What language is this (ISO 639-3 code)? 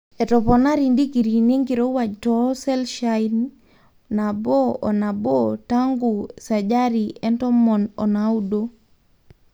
mas